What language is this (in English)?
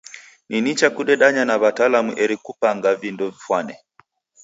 Taita